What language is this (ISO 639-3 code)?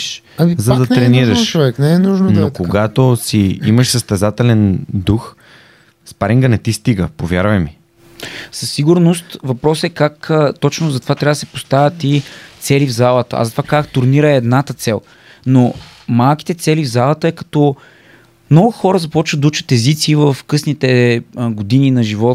bul